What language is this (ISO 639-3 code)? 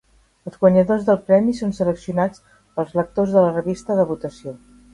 cat